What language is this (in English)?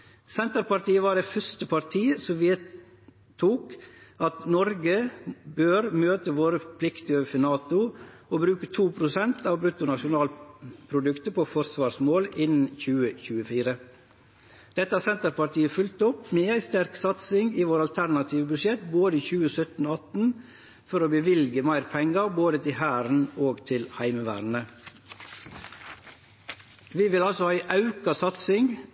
Norwegian Nynorsk